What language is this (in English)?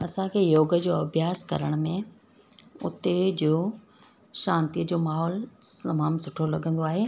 Sindhi